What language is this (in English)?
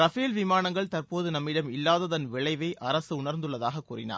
Tamil